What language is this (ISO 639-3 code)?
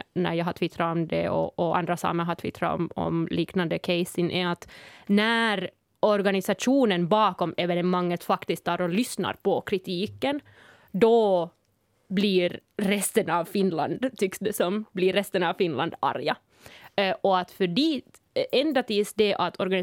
swe